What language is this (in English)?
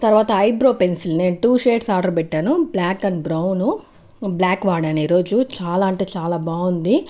Telugu